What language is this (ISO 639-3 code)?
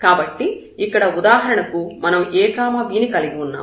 tel